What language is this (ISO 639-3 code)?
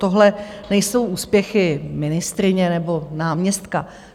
ces